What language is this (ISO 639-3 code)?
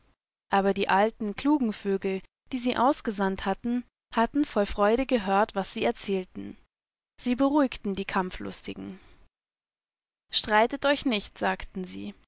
deu